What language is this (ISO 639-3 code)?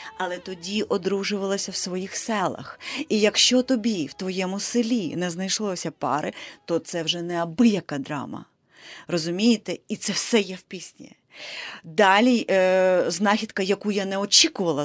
ukr